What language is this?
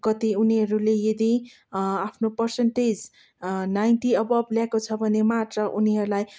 Nepali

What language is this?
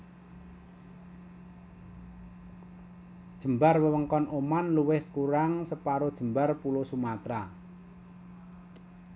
Javanese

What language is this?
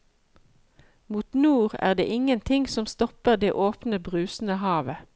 Norwegian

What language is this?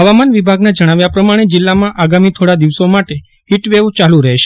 Gujarati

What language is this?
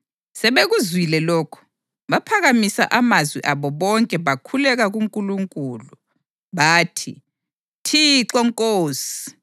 North Ndebele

